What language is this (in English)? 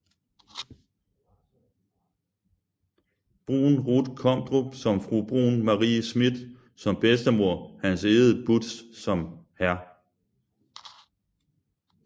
Danish